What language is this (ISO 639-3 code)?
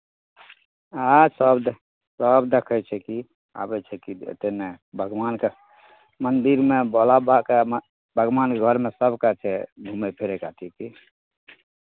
mai